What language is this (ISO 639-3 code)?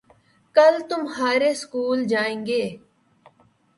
urd